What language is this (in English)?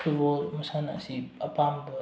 Manipuri